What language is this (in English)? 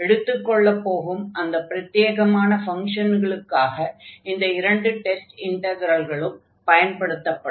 Tamil